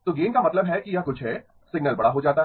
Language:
Hindi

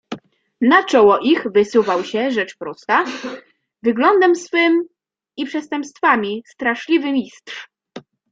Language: Polish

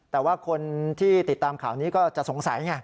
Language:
Thai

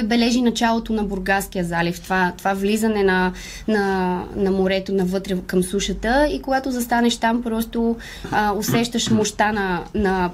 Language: Bulgarian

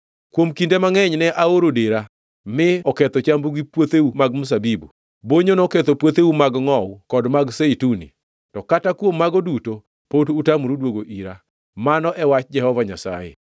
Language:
Luo (Kenya and Tanzania)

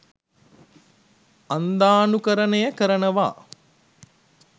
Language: Sinhala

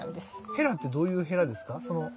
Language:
Japanese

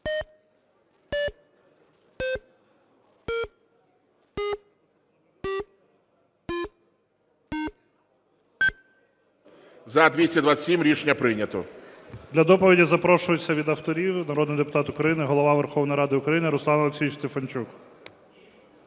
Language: Ukrainian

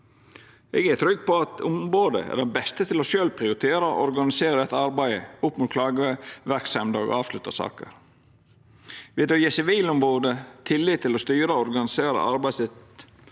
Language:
Norwegian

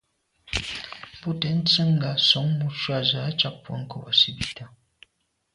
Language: Medumba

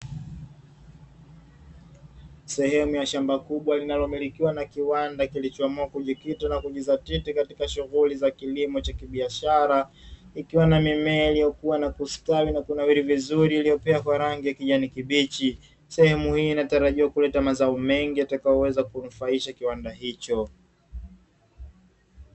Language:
Swahili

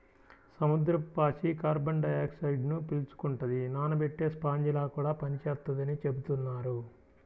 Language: Telugu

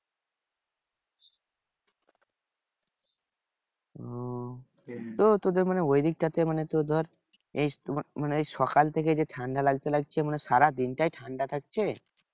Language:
Bangla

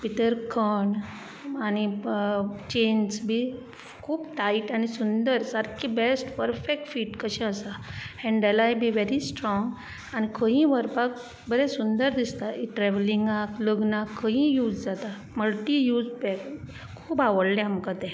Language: Konkani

